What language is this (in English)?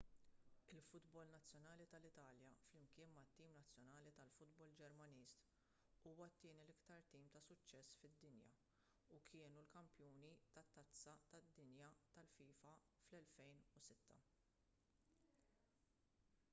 Maltese